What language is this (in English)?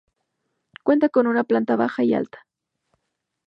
Spanish